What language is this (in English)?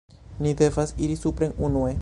Esperanto